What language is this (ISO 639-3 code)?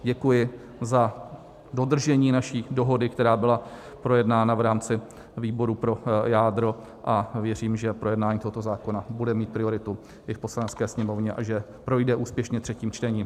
ces